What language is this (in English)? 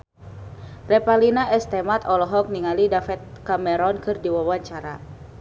Sundanese